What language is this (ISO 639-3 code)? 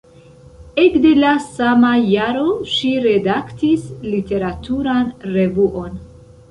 epo